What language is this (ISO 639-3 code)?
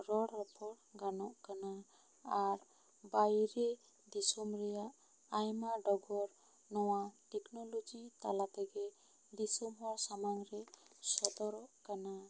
sat